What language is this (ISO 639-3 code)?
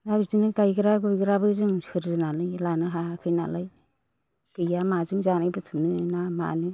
brx